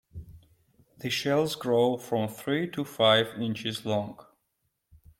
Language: English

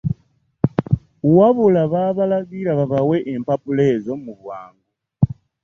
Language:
Ganda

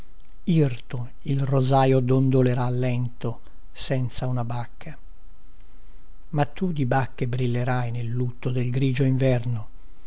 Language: Italian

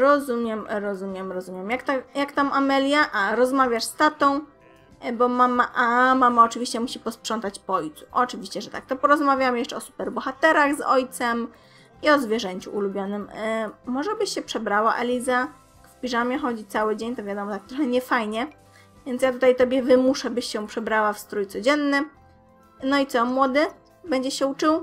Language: Polish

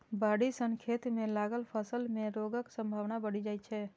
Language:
Maithili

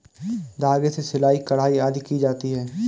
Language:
Hindi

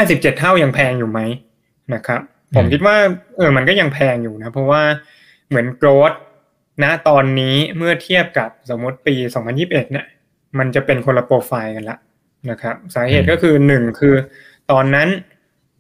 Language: Thai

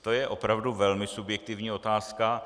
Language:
Czech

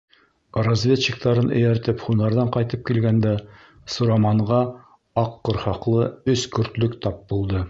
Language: Bashkir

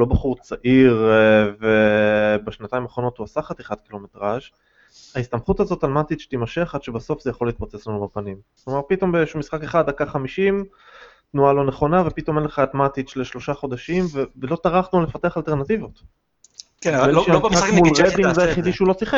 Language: Hebrew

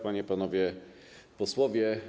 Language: Polish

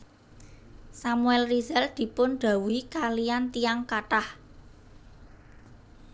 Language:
Javanese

